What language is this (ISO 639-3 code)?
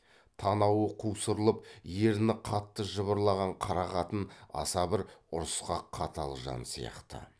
kaz